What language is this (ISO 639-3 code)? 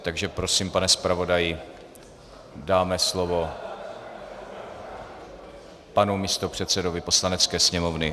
ces